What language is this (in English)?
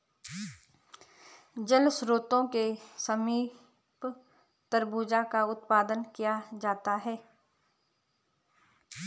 Hindi